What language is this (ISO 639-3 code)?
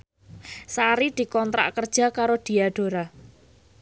jav